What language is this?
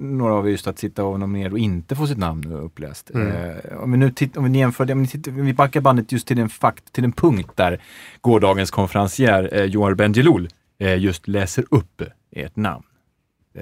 Swedish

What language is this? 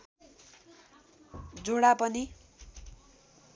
Nepali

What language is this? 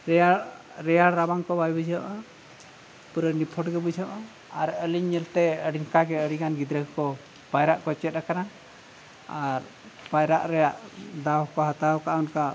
Santali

